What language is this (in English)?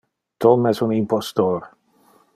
Interlingua